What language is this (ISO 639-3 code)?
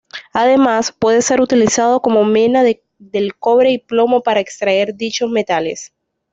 spa